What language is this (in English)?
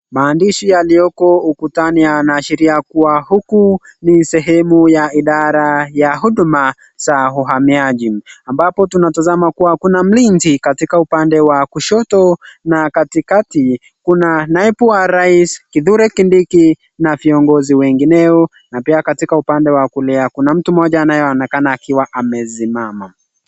Swahili